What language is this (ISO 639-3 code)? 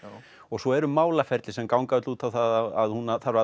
isl